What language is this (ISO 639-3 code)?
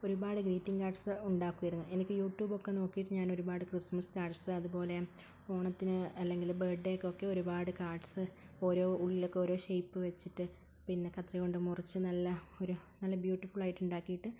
mal